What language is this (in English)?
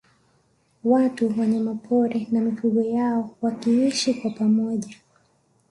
Swahili